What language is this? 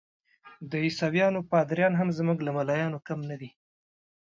Pashto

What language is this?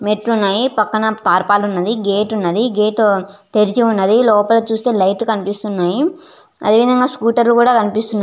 Telugu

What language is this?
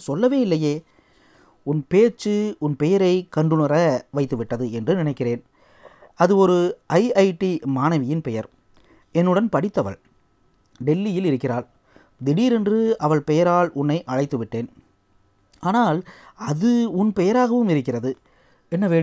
Tamil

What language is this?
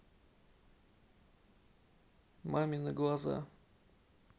Russian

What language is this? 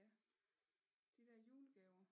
Danish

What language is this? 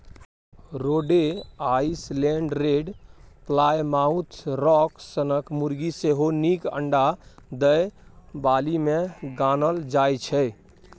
Maithili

